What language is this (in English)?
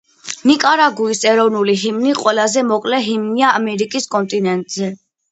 Georgian